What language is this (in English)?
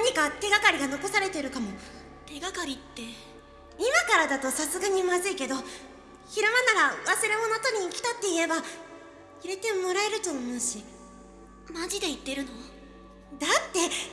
Japanese